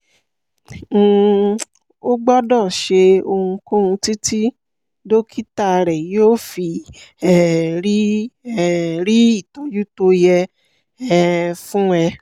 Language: Yoruba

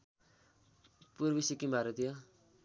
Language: Nepali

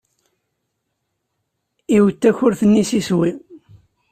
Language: Kabyle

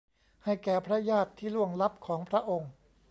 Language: Thai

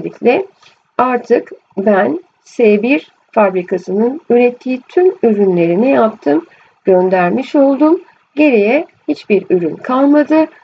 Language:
Turkish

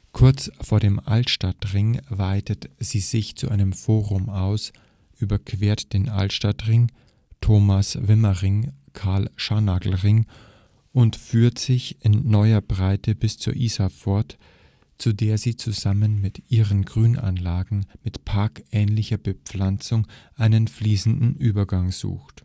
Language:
German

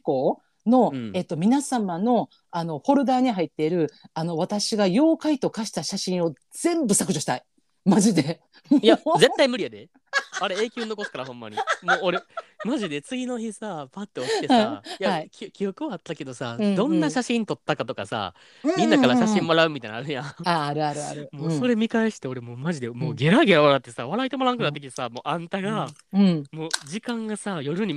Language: Japanese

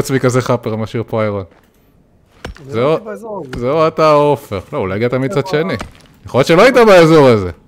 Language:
Hebrew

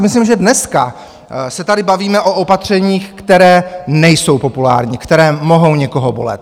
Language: Czech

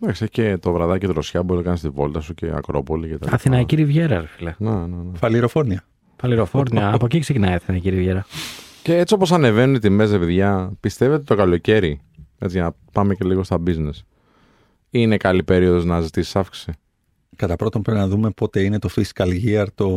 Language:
Greek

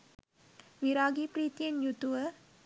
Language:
Sinhala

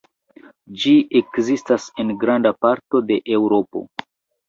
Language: Esperanto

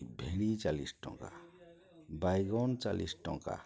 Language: Odia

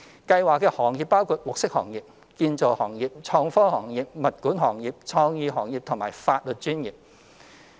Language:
Cantonese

